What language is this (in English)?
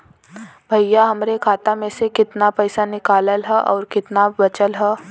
Bhojpuri